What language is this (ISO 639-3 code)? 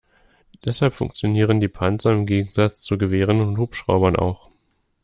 deu